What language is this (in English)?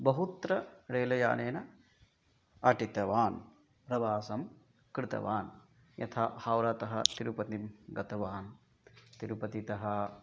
Sanskrit